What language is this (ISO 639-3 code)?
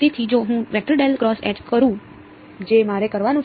guj